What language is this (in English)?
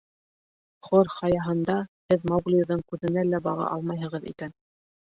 Bashkir